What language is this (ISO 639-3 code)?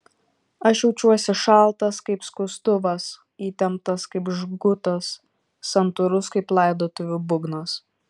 lit